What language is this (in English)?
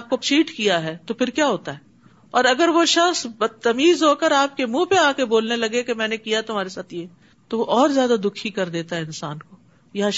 Urdu